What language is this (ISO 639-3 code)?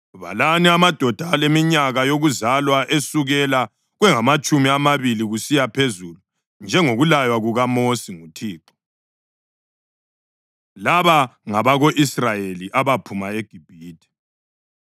nde